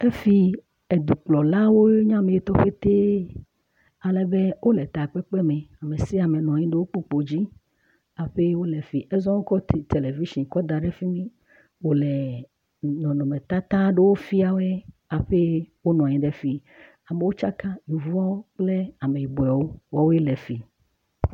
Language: Ewe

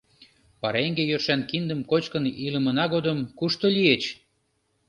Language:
Mari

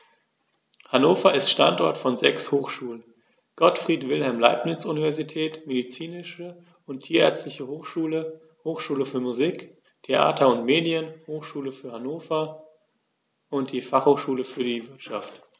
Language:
German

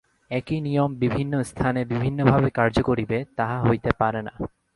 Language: Bangla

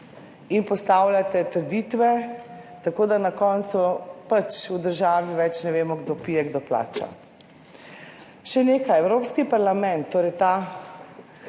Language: Slovenian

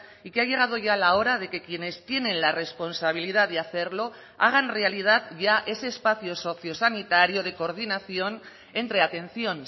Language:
Spanish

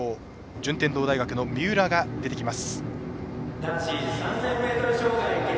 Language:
Japanese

